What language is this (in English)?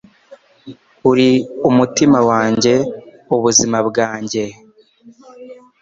Kinyarwanda